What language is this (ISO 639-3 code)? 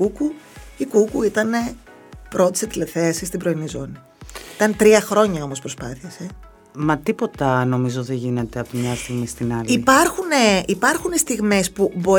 ell